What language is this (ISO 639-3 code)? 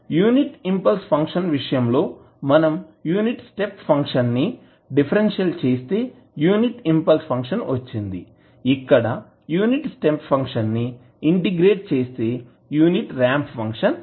tel